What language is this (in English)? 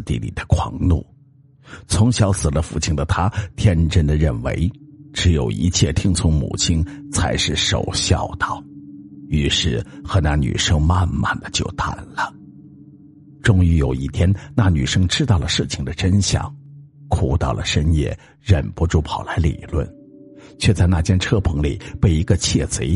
Chinese